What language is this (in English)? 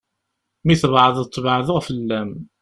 Kabyle